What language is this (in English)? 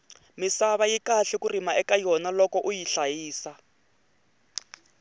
Tsonga